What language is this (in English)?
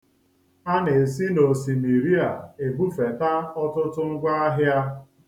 Igbo